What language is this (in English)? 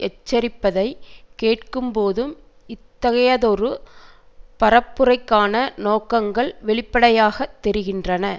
Tamil